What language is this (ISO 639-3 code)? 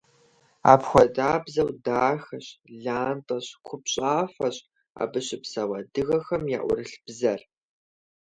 kbd